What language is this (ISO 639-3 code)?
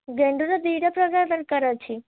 ori